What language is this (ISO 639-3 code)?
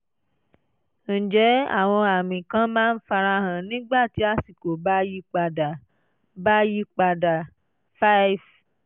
yor